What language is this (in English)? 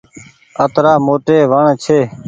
Goaria